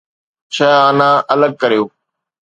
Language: Sindhi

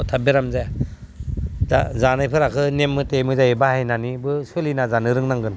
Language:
Bodo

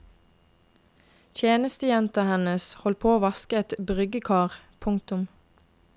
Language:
Norwegian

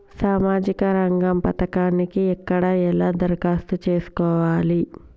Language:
Telugu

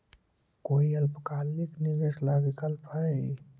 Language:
Magahi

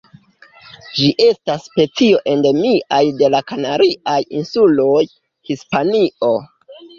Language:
Esperanto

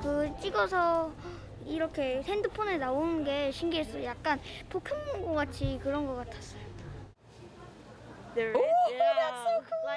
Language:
Korean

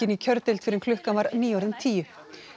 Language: Icelandic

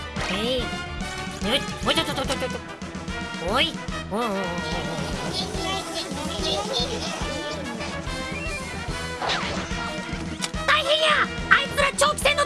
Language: Japanese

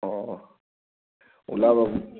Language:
Assamese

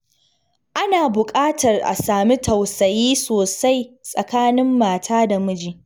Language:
Hausa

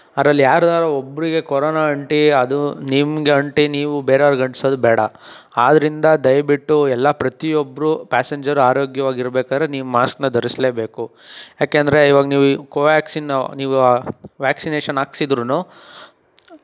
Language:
Kannada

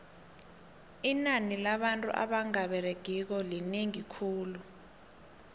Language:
South Ndebele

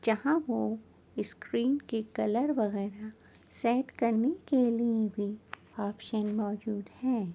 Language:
Urdu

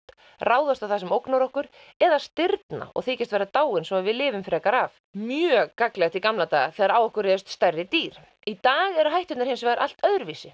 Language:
Icelandic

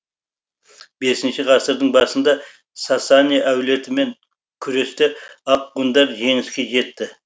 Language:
Kazakh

